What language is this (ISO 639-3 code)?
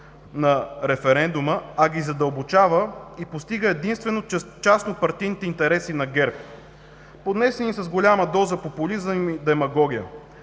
bul